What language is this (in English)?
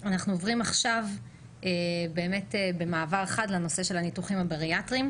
Hebrew